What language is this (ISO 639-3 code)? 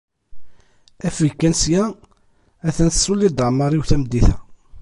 kab